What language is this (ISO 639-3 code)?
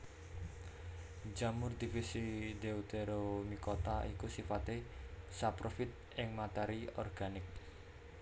jav